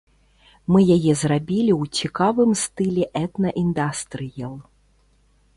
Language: Belarusian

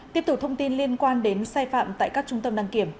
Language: Vietnamese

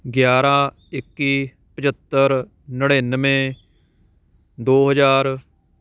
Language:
Punjabi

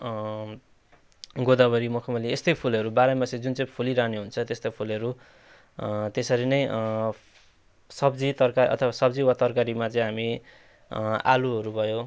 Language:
Nepali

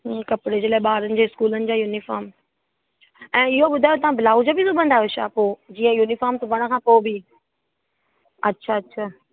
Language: Sindhi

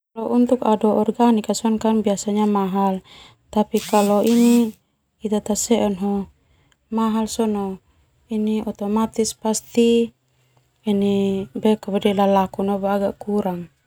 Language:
Termanu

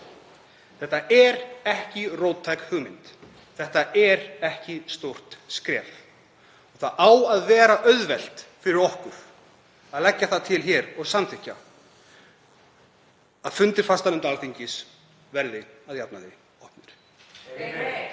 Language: Icelandic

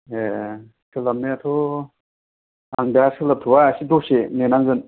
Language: Bodo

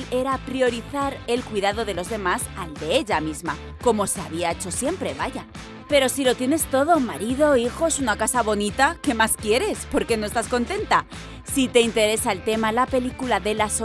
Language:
Spanish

